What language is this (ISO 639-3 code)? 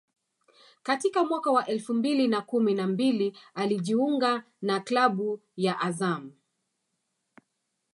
swa